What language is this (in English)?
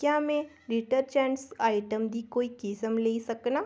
Dogri